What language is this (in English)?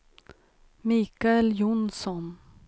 Swedish